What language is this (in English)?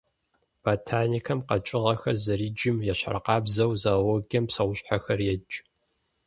Kabardian